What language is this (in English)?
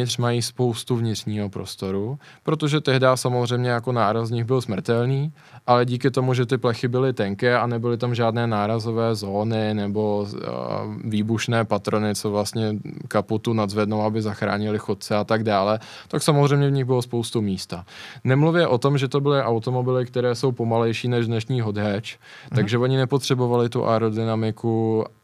Czech